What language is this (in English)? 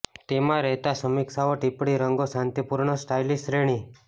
Gujarati